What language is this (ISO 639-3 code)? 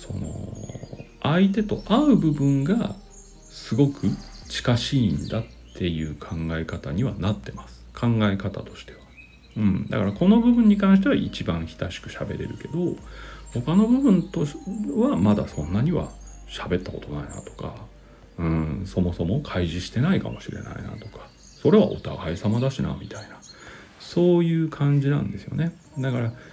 jpn